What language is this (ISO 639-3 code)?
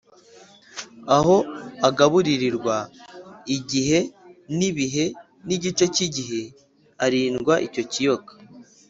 kin